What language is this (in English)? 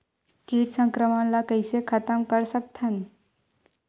Chhattisgarhi